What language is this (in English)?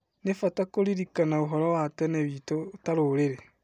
Kikuyu